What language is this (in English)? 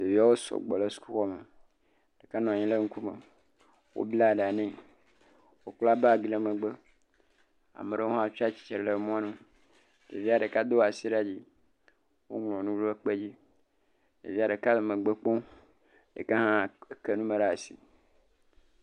Ewe